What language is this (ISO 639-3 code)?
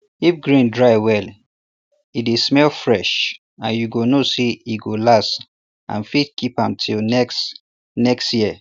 pcm